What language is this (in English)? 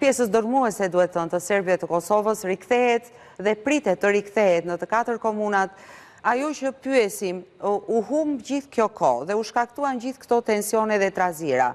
Romanian